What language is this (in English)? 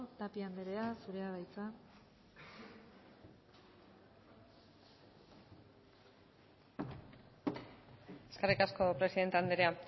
Basque